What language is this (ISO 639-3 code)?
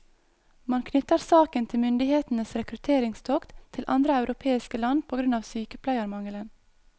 nor